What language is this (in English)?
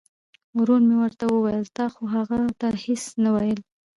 Pashto